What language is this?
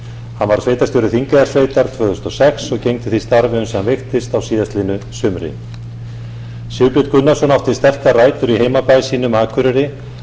Icelandic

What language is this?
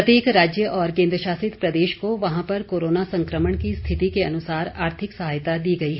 Hindi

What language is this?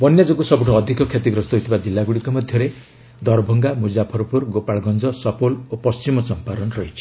Odia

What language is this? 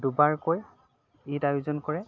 Assamese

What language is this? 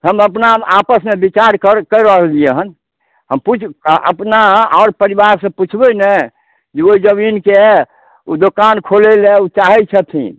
Maithili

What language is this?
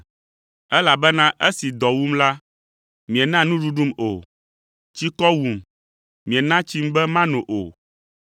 Ewe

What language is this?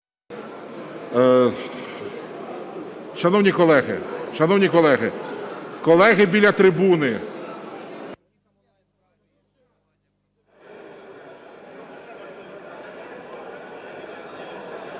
Ukrainian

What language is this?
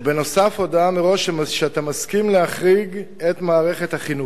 Hebrew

